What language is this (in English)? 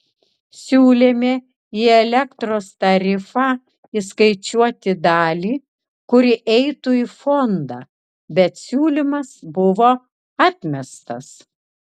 Lithuanian